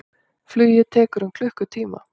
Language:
Icelandic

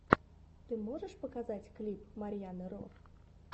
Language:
Russian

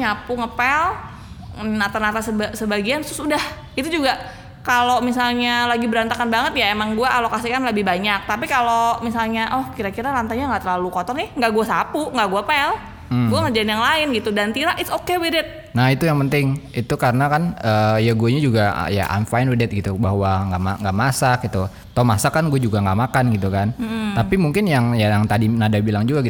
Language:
Indonesian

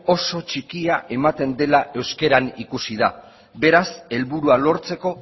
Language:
Basque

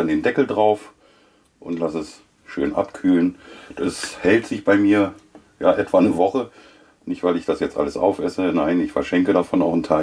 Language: German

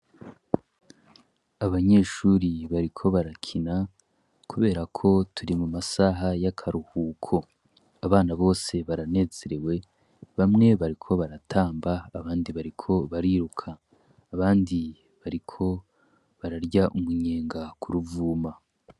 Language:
Rundi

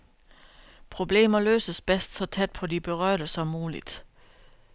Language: Danish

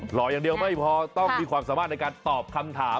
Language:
Thai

